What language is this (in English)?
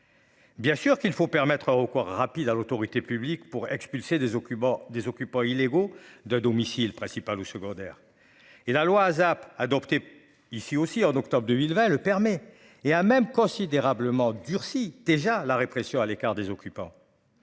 French